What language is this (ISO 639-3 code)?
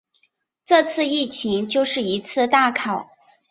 zho